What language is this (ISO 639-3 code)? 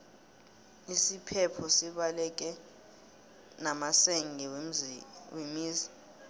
nbl